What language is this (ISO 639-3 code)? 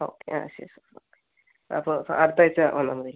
mal